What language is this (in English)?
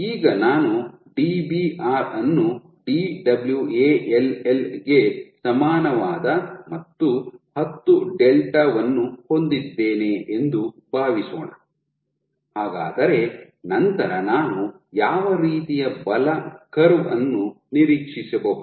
Kannada